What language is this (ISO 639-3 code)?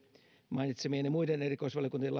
fin